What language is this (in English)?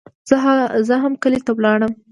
Pashto